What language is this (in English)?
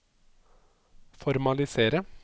Norwegian